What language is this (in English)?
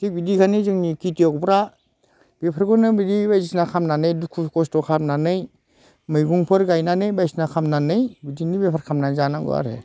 Bodo